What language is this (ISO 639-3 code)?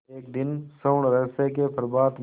hin